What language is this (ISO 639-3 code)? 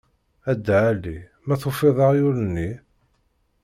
kab